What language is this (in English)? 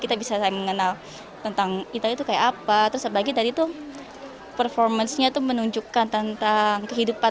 Indonesian